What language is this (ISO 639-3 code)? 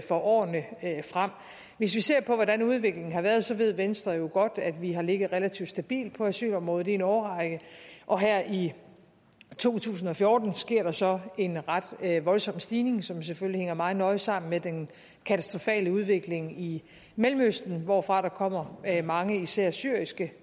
dan